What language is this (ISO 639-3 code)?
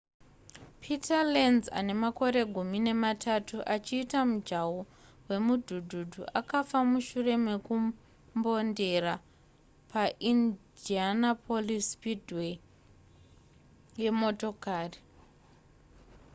sna